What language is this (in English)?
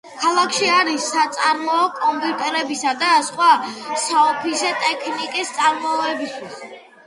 Georgian